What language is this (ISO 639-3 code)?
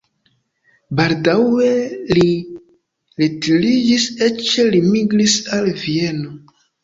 epo